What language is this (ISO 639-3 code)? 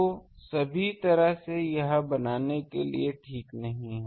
hin